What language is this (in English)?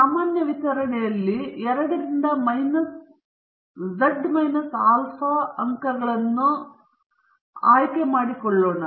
Kannada